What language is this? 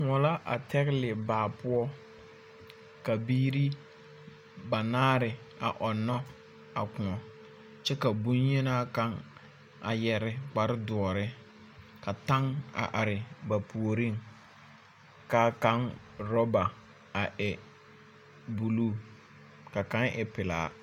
Southern Dagaare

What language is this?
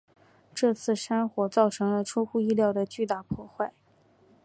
Chinese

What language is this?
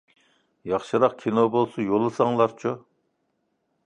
Uyghur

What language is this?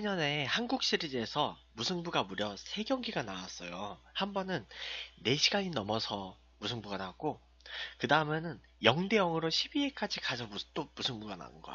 Korean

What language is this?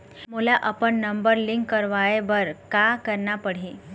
Chhattisgarhi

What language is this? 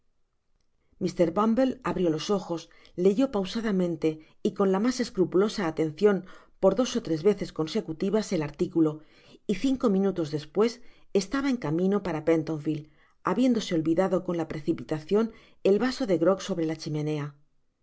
Spanish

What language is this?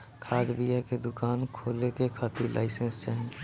Bhojpuri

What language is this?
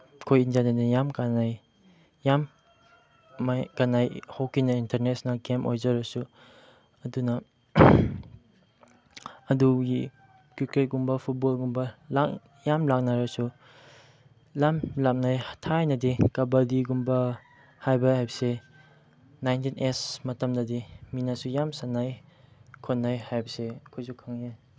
Manipuri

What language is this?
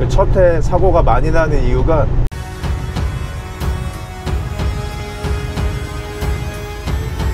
Korean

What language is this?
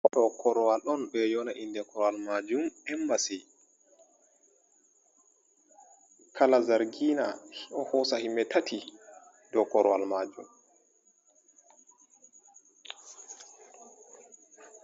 Fula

